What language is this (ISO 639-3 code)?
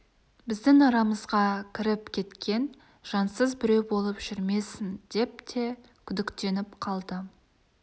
kaz